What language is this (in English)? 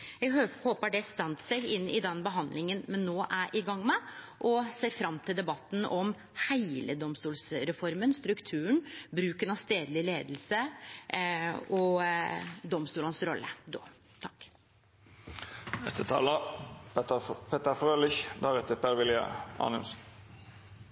Norwegian Nynorsk